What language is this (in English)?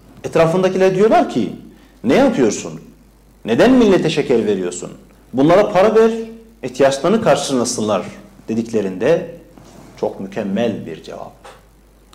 Turkish